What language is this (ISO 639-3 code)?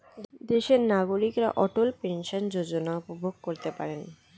ben